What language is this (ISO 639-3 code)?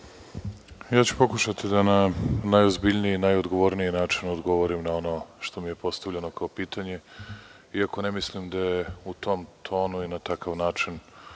srp